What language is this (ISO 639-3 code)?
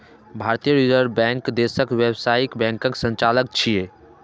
mai